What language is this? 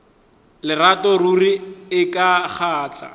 Northern Sotho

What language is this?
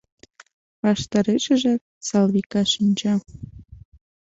Mari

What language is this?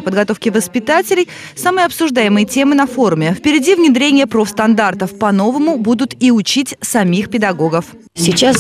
Russian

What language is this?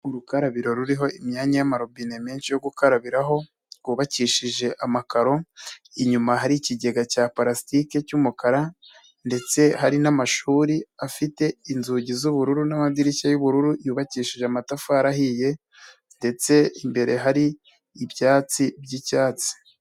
Kinyarwanda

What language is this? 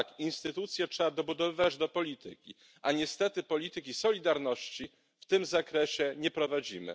Polish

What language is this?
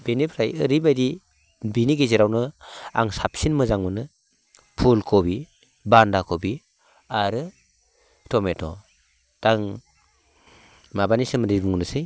Bodo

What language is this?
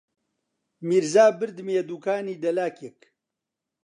Central Kurdish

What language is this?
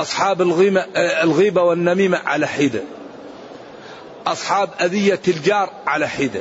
Arabic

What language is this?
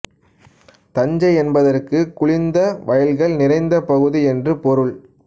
Tamil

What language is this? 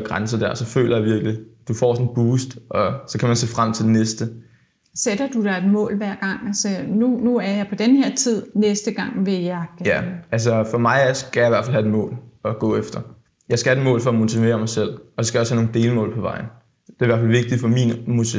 Danish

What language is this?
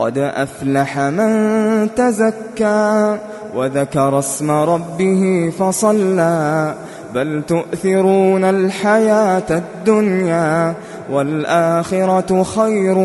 Arabic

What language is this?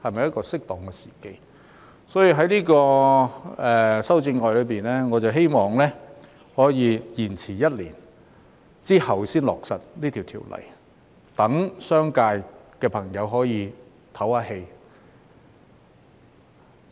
Cantonese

